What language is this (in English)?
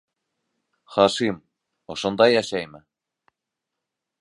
Bashkir